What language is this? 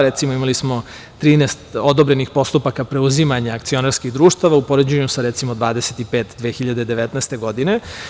Serbian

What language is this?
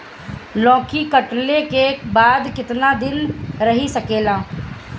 Bhojpuri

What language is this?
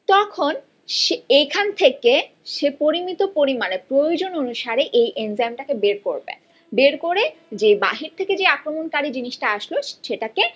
Bangla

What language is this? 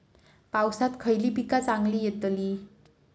Marathi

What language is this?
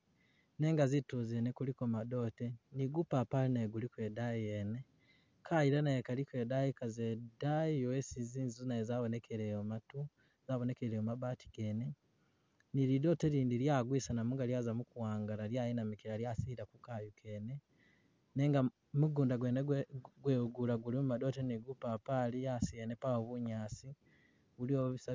Masaaba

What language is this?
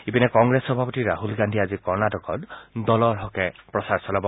Assamese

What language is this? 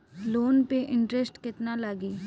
Bhojpuri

